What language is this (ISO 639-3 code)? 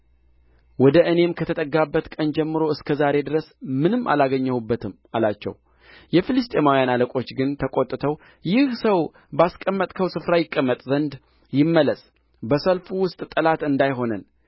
amh